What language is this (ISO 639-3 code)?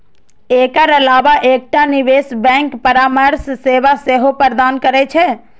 mai